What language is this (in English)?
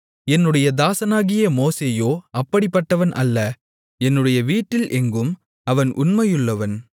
Tamil